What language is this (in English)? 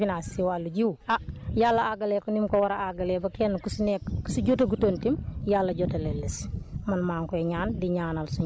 Wolof